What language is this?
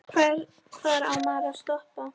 Icelandic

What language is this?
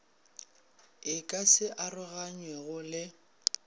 Northern Sotho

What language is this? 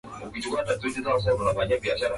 Swahili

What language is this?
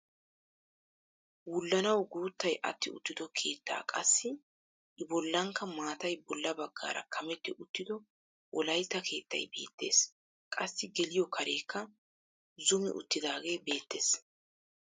Wolaytta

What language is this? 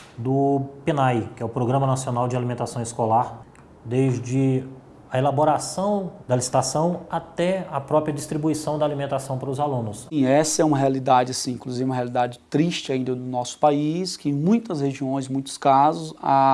Portuguese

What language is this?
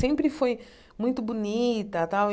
Portuguese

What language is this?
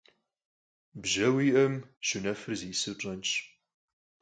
Kabardian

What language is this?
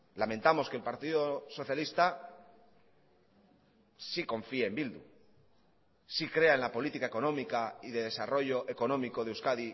Spanish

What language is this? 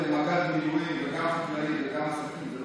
Hebrew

